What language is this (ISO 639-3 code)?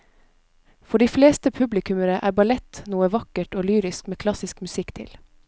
nor